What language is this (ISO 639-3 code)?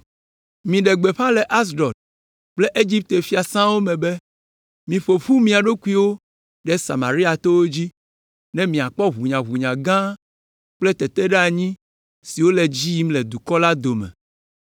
ewe